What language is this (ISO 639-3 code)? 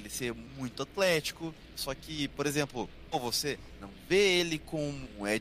por